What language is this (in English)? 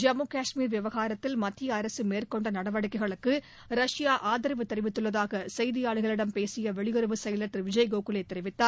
Tamil